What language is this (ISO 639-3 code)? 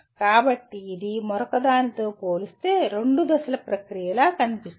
tel